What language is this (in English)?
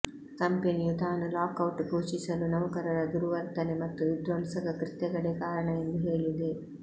Kannada